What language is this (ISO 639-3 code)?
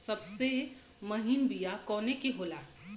bho